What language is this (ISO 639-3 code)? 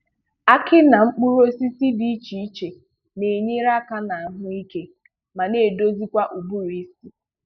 ibo